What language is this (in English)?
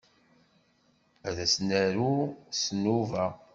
Kabyle